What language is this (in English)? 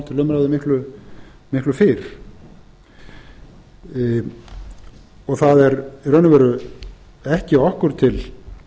Icelandic